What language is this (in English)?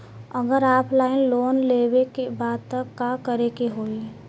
Bhojpuri